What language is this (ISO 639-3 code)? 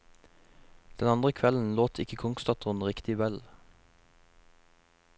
nor